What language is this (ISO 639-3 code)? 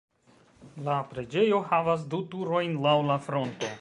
epo